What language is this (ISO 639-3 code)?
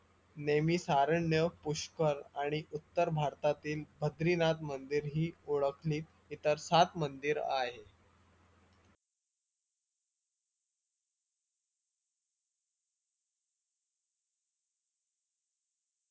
mar